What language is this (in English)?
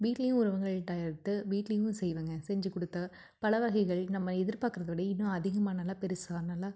Tamil